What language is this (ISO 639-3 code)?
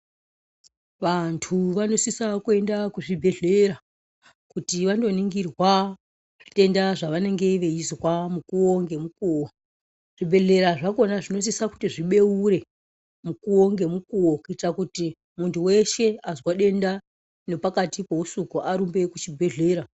ndc